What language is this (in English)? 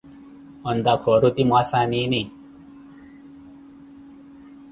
Koti